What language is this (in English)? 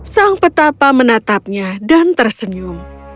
Indonesian